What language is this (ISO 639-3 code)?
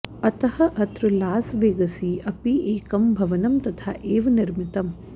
san